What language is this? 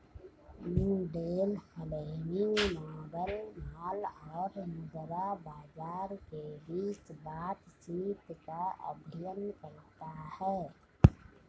Hindi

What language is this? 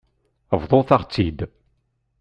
Kabyle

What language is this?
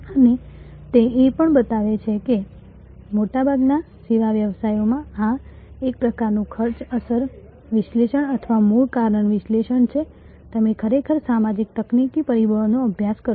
Gujarati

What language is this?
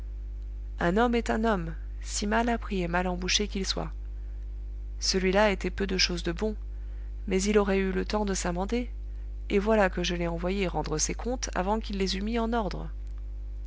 French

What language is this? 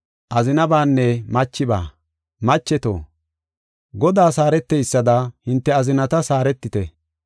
Gofa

